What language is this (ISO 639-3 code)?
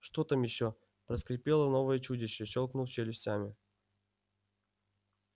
rus